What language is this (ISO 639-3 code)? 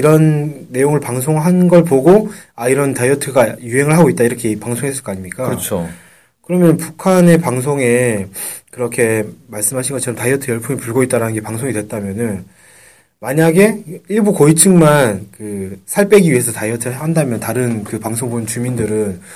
kor